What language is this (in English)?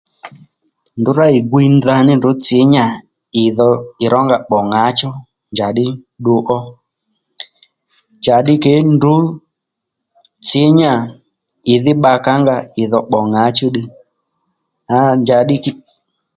Lendu